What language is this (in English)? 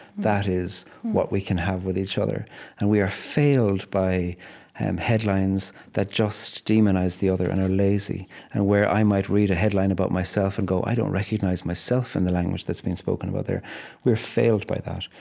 English